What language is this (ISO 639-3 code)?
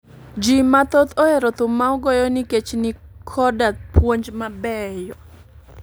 luo